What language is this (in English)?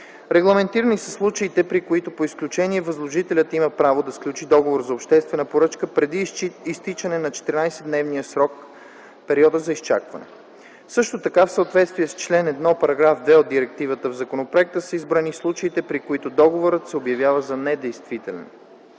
Bulgarian